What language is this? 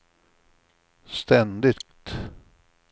Swedish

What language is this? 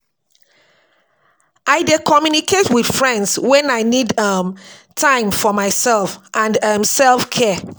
Nigerian Pidgin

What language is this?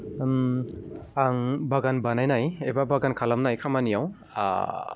Bodo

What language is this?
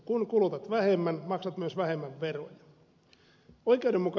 Finnish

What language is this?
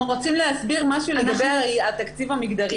Hebrew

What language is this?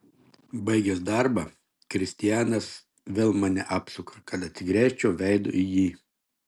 Lithuanian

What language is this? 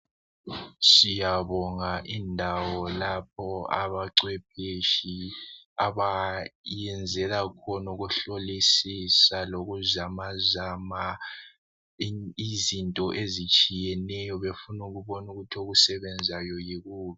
North Ndebele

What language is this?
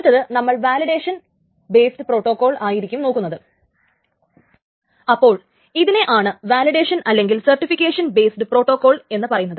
Malayalam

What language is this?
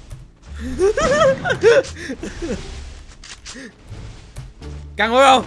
Vietnamese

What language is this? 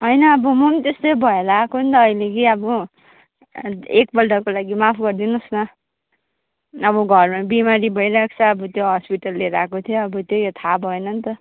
Nepali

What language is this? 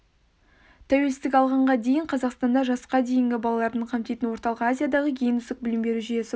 Kazakh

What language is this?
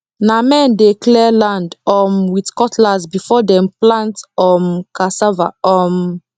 Nigerian Pidgin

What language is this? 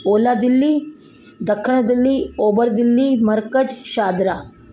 Sindhi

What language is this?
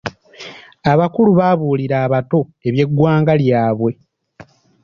Ganda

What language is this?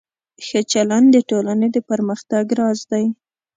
Pashto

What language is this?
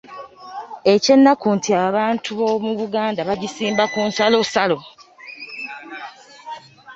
Ganda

